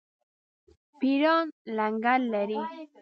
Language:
Pashto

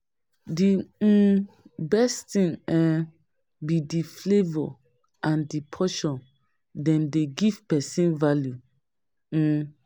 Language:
Nigerian Pidgin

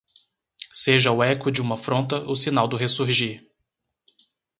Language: Portuguese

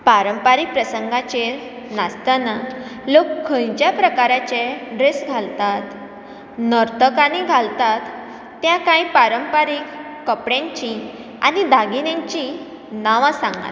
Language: Konkani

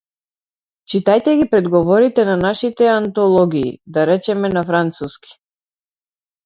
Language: Macedonian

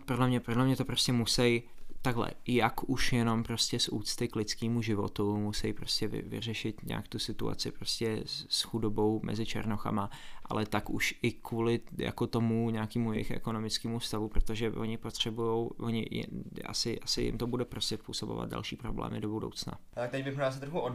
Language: Czech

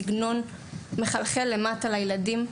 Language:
Hebrew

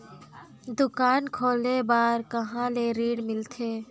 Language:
Chhattisgarhi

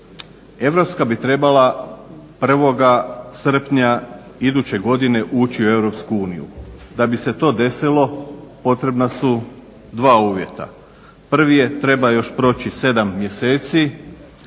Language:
Croatian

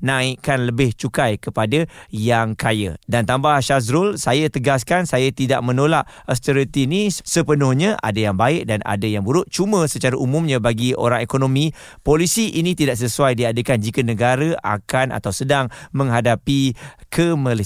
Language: Malay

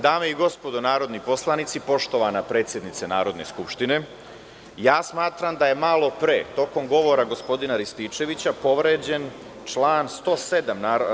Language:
Serbian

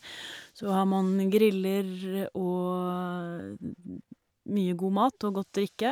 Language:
Norwegian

